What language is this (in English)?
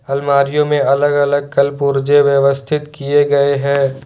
Hindi